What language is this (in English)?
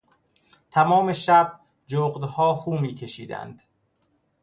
Persian